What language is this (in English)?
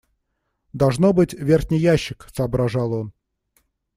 Russian